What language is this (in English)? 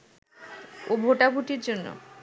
Bangla